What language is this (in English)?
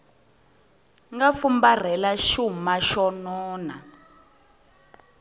Tsonga